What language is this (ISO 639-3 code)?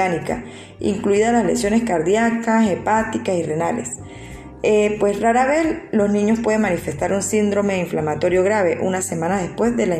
spa